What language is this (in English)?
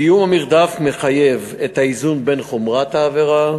Hebrew